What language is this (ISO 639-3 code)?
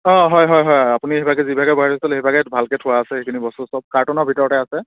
asm